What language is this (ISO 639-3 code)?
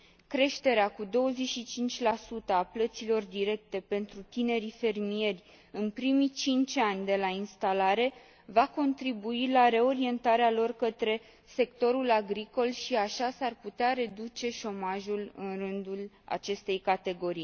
ron